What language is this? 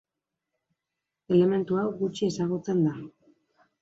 Basque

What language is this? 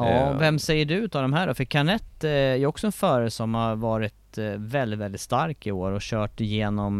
Swedish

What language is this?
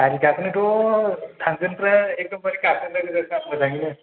Bodo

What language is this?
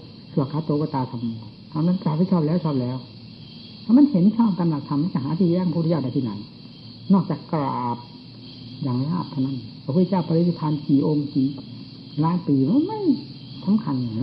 Thai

